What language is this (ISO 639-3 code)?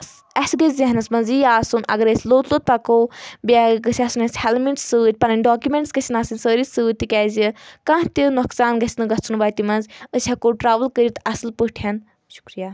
kas